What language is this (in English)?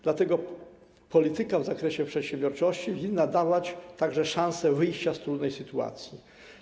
Polish